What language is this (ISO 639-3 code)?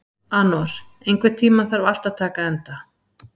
isl